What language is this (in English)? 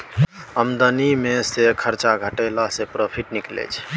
Maithili